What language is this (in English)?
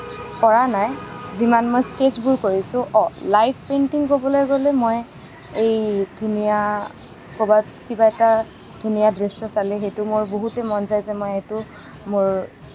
Assamese